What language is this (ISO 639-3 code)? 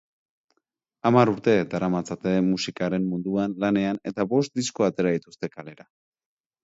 eus